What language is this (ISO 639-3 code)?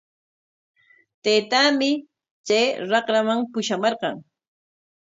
qwa